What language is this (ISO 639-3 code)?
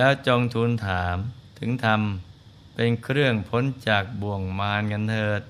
tha